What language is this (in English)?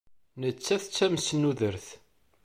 Kabyle